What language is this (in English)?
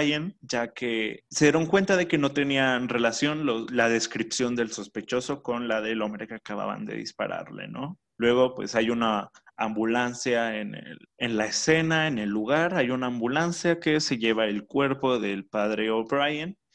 Spanish